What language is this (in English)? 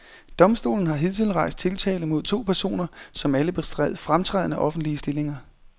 Danish